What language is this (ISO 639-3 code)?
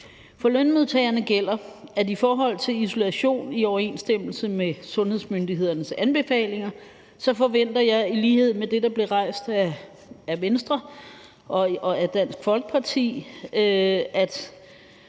dan